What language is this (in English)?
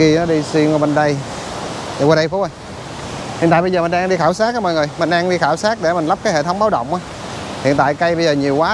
Vietnamese